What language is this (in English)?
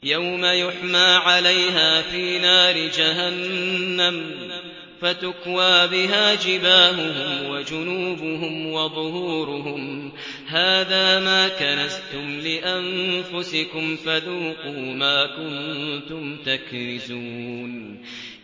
Arabic